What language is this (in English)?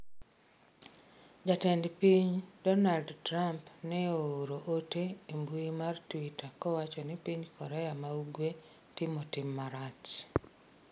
Luo (Kenya and Tanzania)